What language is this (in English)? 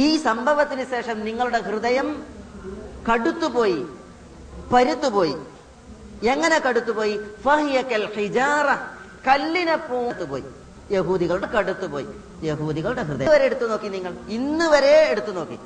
Malayalam